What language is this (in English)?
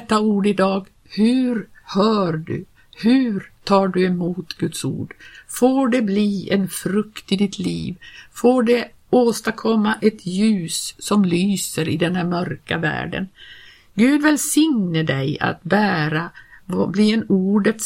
Swedish